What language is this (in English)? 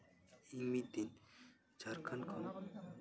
Santali